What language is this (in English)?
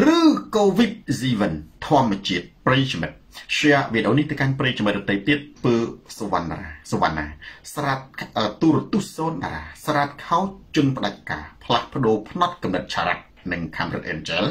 Thai